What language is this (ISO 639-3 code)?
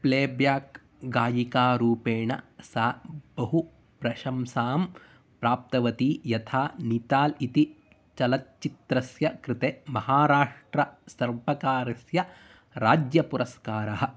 san